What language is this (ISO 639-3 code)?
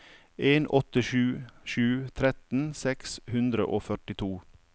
nor